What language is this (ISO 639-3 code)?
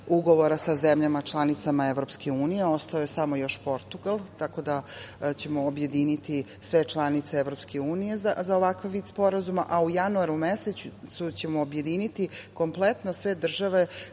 srp